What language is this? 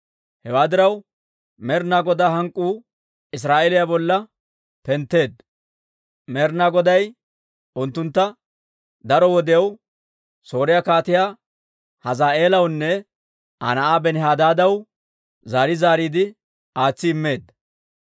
Dawro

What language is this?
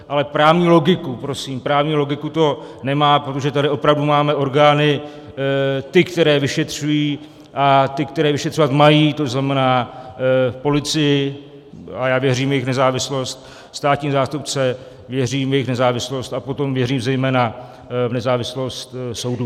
Czech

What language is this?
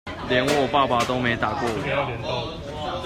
Chinese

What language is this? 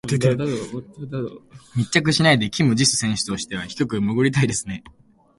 Japanese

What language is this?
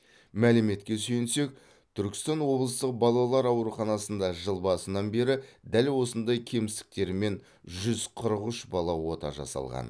Kazakh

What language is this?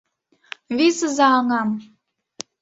Mari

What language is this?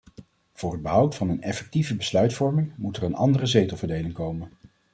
Dutch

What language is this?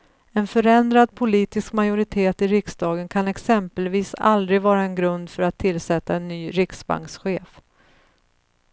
Swedish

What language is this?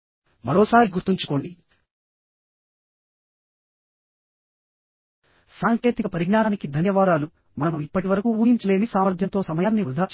Telugu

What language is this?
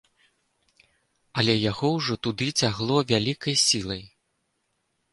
Belarusian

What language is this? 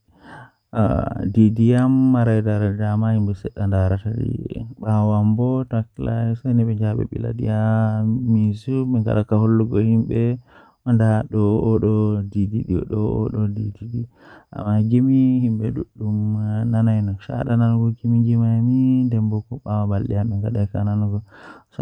Western Niger Fulfulde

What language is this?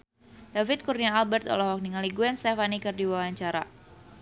Sundanese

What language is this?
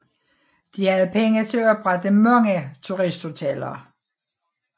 Danish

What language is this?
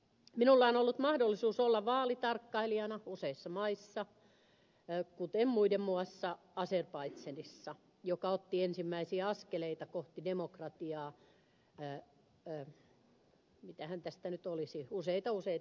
Finnish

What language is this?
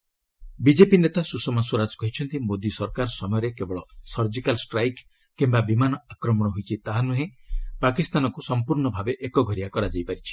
Odia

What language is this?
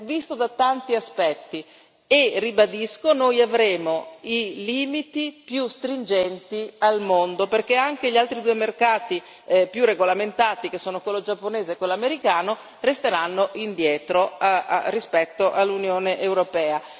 Italian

